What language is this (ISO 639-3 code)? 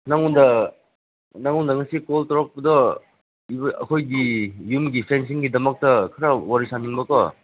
mni